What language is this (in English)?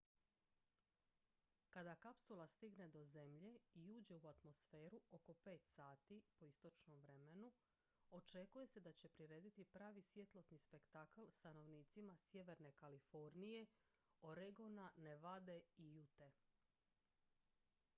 Croatian